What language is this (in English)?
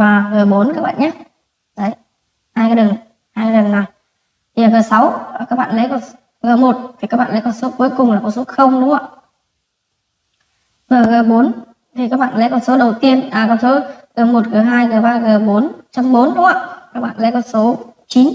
Vietnamese